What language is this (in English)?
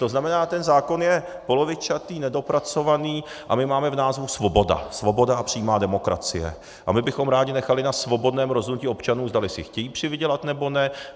Czech